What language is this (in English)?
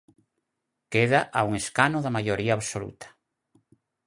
Galician